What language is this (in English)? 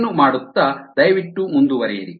Kannada